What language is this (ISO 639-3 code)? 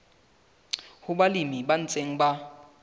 sot